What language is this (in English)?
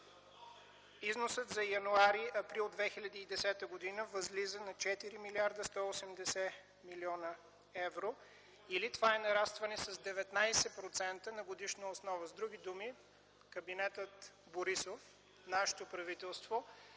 Bulgarian